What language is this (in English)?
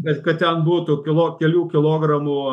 Lithuanian